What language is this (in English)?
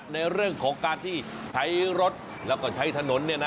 Thai